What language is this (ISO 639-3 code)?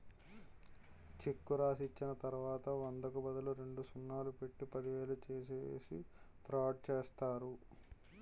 tel